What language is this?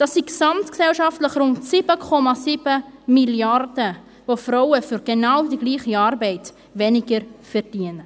Swiss German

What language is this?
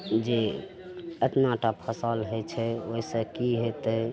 Maithili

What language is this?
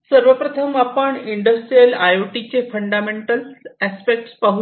Marathi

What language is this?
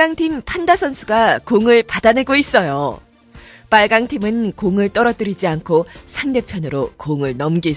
Korean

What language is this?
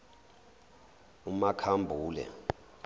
Zulu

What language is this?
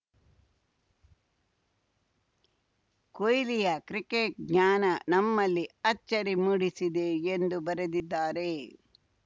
Kannada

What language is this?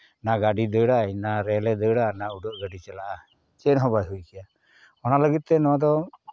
Santali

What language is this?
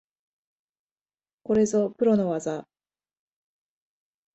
Japanese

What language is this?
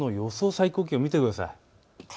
Japanese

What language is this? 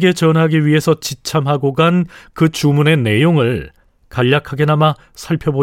Korean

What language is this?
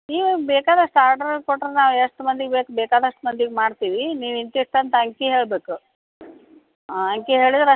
Kannada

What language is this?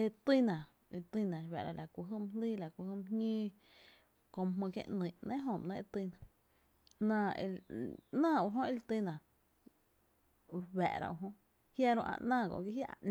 Tepinapa Chinantec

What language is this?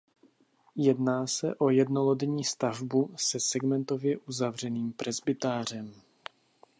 Czech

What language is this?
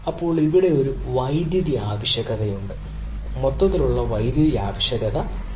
Malayalam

